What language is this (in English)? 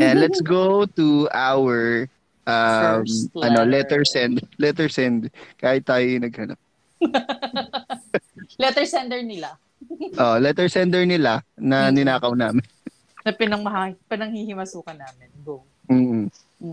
Filipino